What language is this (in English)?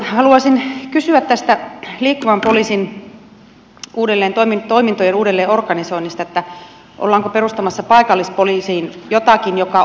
Finnish